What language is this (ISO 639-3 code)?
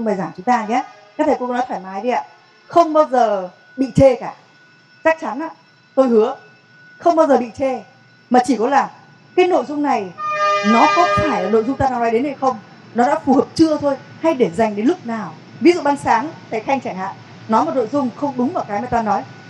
vie